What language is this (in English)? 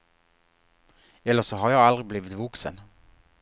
Swedish